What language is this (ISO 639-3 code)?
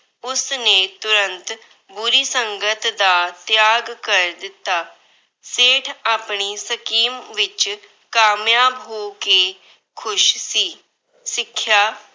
pan